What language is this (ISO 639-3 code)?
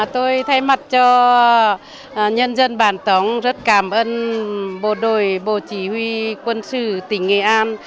vie